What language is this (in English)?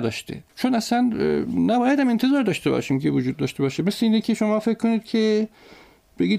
Persian